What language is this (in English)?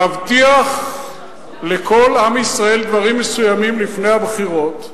Hebrew